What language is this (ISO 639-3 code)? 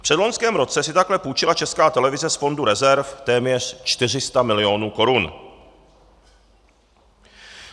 ces